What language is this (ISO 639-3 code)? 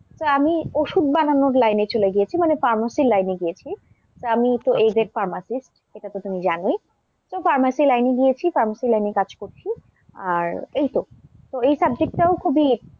ben